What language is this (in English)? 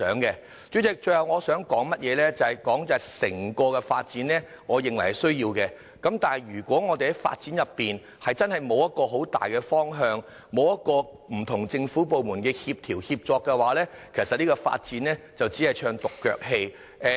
Cantonese